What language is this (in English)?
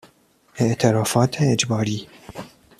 Persian